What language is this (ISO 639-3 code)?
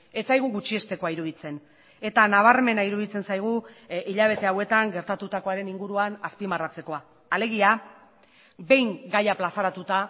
eus